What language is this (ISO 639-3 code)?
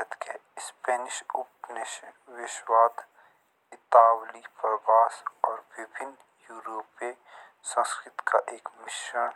jns